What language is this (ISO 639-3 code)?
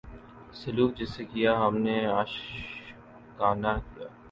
urd